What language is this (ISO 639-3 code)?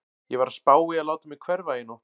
isl